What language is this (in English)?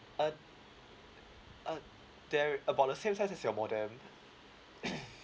English